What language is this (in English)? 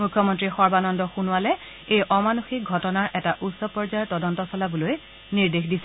Assamese